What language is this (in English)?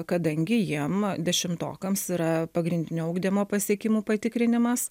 Lithuanian